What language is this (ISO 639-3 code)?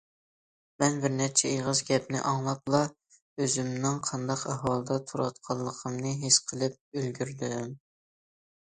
uig